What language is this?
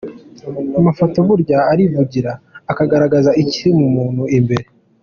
Kinyarwanda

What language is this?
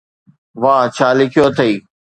Sindhi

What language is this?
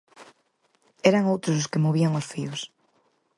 Galician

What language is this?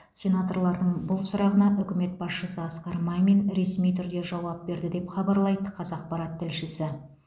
Kazakh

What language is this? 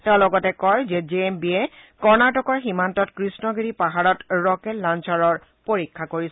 Assamese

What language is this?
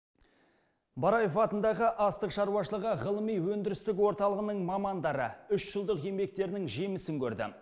Kazakh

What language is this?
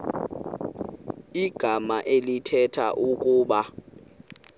Xhosa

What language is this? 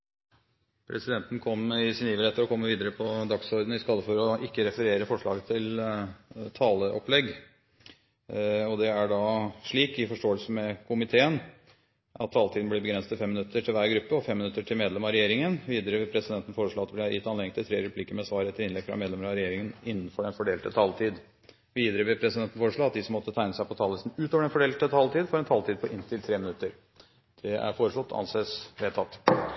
Norwegian Bokmål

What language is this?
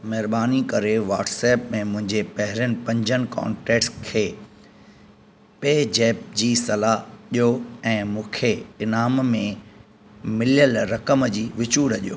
Sindhi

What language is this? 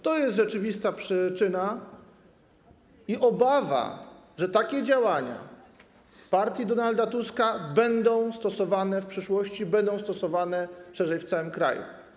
Polish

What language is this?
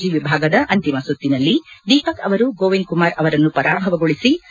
Kannada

